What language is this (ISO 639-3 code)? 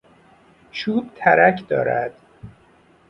fas